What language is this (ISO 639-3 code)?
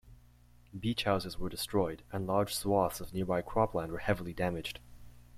eng